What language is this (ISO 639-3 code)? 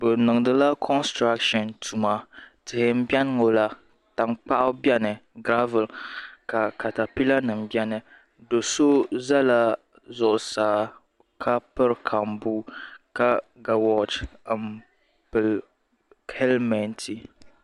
dag